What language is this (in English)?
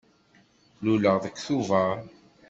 Kabyle